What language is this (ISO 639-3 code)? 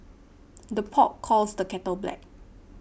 eng